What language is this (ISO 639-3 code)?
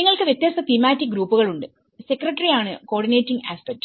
mal